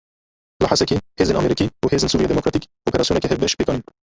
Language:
Kurdish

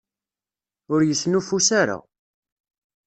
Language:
Kabyle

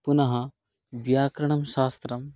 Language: Sanskrit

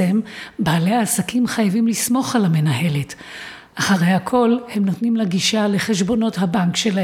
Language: Hebrew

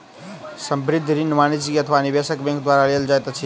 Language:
Maithili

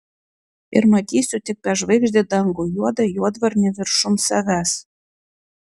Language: Lithuanian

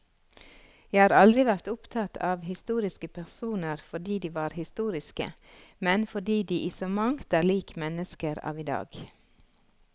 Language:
Norwegian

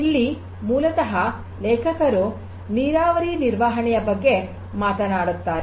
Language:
Kannada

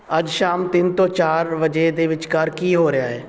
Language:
Punjabi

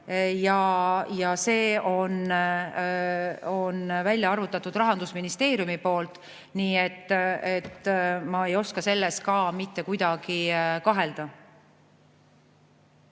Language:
Estonian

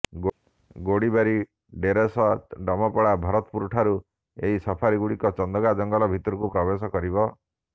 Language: Odia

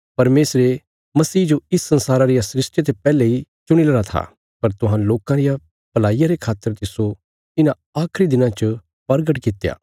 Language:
Bilaspuri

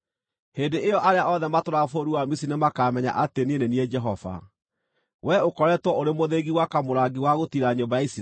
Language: Kikuyu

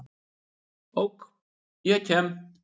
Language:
Icelandic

